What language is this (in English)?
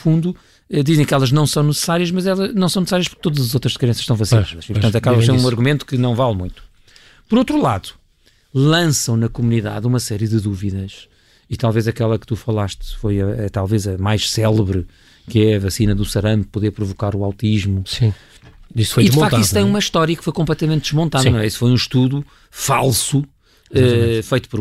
Portuguese